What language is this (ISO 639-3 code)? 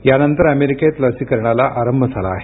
mar